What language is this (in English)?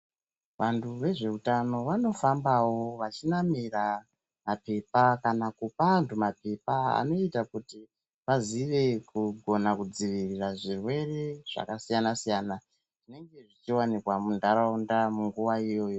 Ndau